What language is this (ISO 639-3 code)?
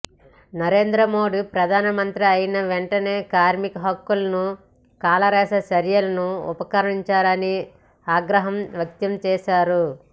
tel